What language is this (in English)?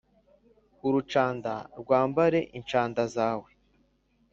Kinyarwanda